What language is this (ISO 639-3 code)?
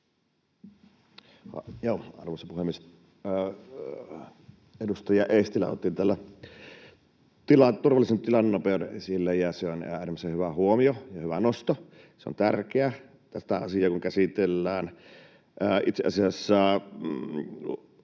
fin